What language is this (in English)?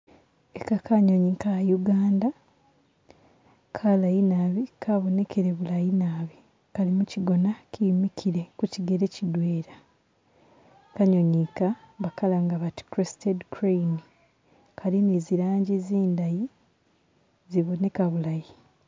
Masaaba